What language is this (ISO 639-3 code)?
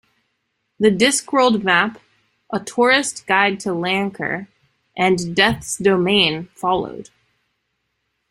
eng